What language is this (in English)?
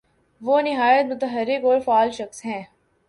Urdu